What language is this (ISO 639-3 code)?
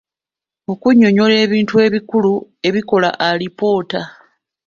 lug